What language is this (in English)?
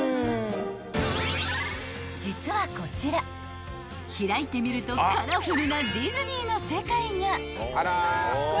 Japanese